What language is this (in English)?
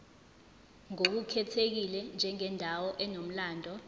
Zulu